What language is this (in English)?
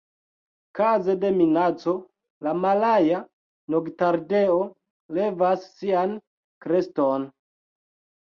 Esperanto